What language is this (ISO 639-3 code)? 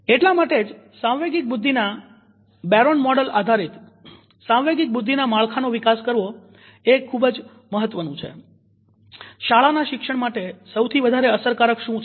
guj